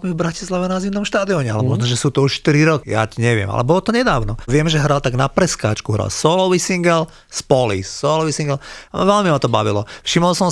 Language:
Slovak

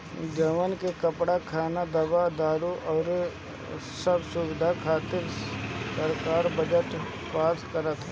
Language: Bhojpuri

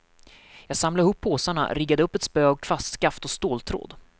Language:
Swedish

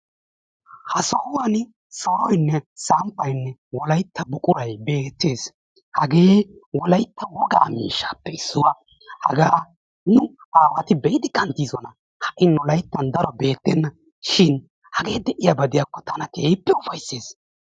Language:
Wolaytta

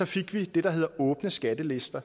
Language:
Danish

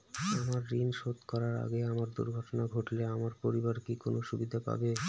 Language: Bangla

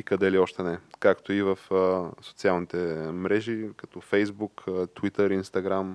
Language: Bulgarian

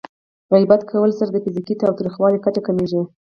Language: Pashto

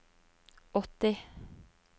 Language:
Norwegian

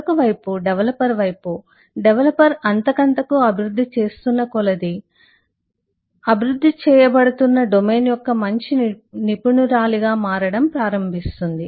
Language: Telugu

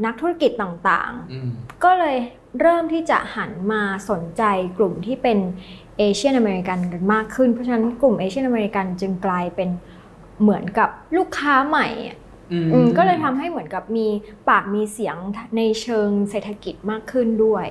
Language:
Thai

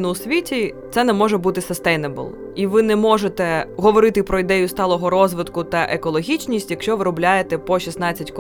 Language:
Ukrainian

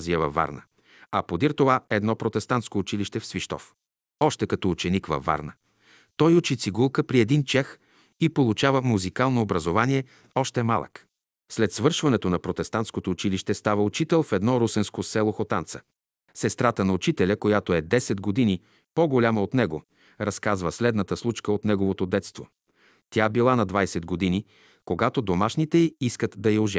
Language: Bulgarian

